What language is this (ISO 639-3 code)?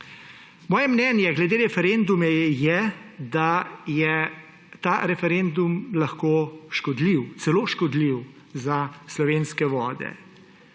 slv